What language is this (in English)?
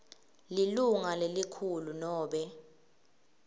Swati